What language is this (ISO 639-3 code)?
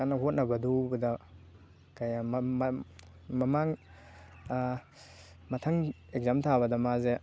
mni